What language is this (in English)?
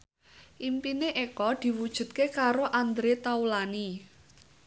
Javanese